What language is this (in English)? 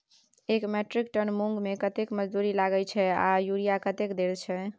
Maithili